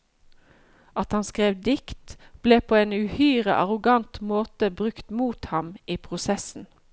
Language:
Norwegian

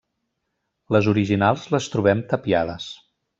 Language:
Catalan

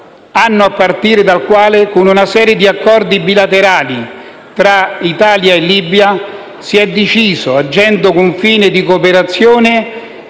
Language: Italian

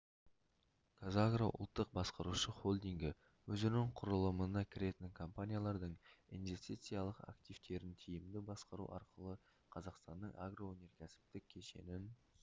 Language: Kazakh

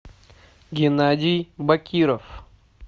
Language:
Russian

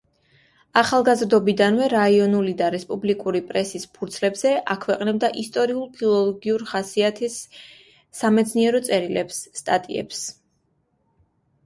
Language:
Georgian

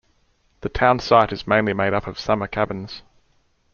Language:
English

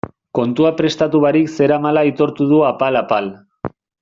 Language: Basque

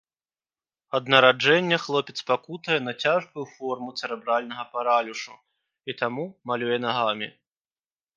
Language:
Belarusian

